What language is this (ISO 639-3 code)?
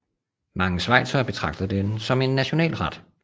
dan